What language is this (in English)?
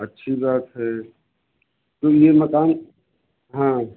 Hindi